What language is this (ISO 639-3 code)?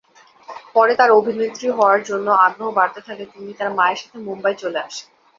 ben